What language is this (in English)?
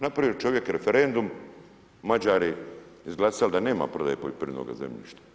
Croatian